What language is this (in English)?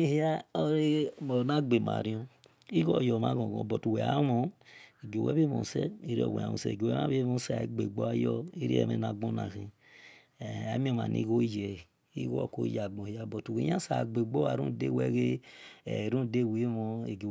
Esan